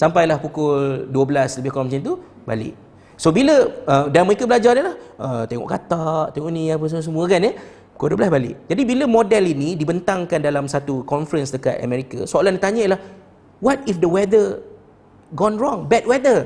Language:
Malay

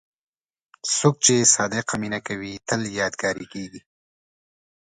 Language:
Pashto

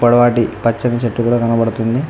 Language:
Telugu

